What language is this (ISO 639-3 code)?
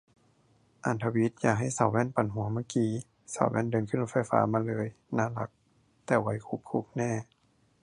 tha